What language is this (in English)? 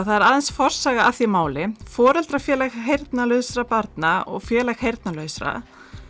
Icelandic